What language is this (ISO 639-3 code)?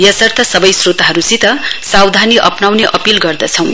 nep